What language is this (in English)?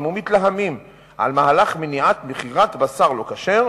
Hebrew